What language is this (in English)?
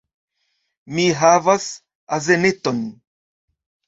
Esperanto